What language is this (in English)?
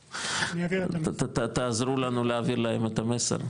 Hebrew